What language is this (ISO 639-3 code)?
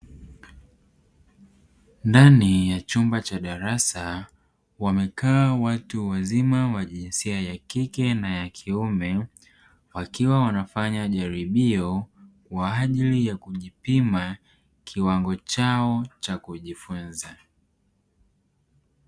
swa